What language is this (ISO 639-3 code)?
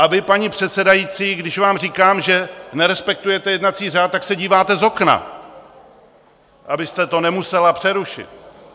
ces